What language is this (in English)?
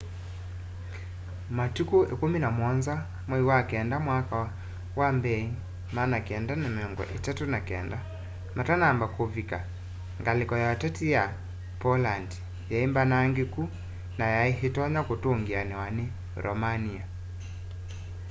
Kamba